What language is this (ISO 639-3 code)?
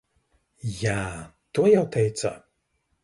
lav